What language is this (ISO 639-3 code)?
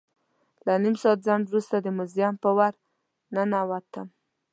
pus